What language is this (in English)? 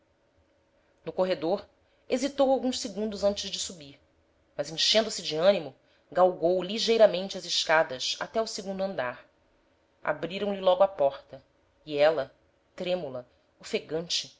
Portuguese